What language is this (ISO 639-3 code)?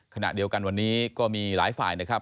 tha